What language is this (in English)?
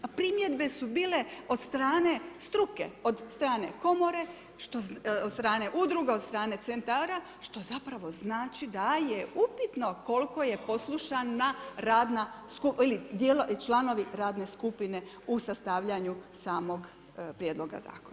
Croatian